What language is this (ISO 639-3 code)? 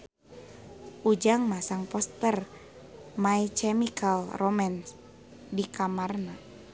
sun